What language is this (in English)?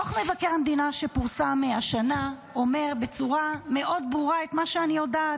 Hebrew